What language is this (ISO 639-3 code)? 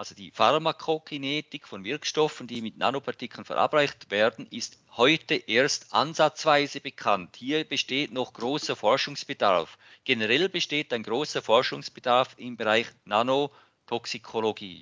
deu